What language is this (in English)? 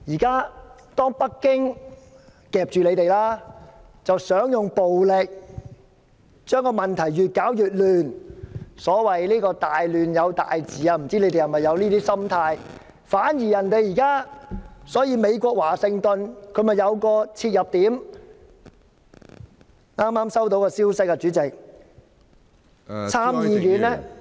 Cantonese